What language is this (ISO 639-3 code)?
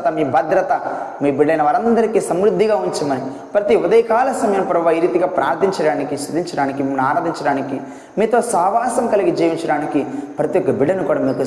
tel